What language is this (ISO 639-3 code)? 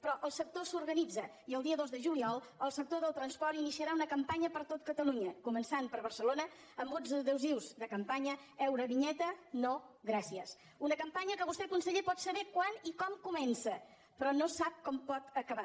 cat